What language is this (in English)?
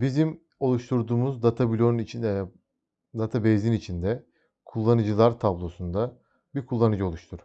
Turkish